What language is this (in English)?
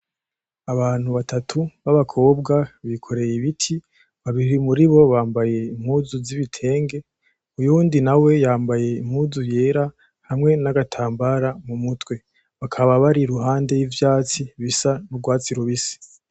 Rundi